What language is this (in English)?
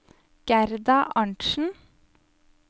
Norwegian